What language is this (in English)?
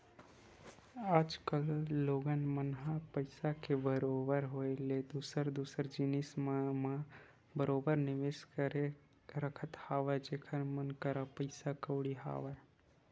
Chhattisgarhi